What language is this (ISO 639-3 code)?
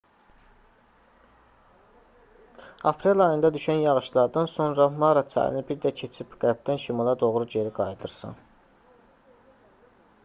aze